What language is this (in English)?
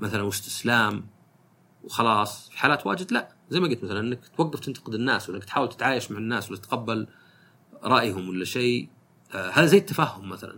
Arabic